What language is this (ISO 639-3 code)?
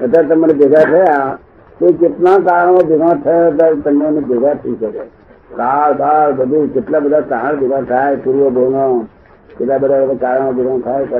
guj